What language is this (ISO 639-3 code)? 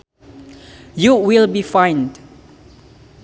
sun